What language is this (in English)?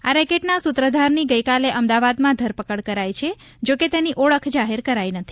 Gujarati